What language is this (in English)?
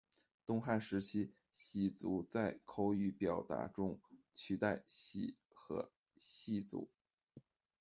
Chinese